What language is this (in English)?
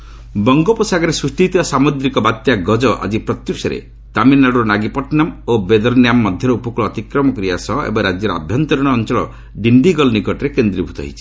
Odia